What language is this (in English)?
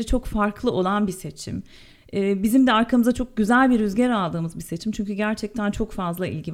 Turkish